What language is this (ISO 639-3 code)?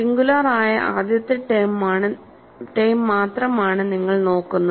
mal